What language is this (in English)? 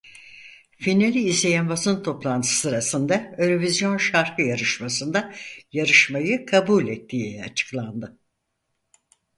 Turkish